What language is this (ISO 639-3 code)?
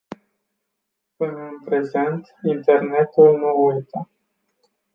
ron